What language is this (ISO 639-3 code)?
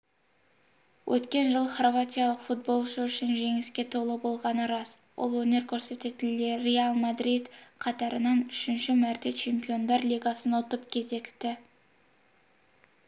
kaz